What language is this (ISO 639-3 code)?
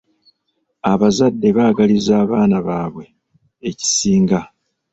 lug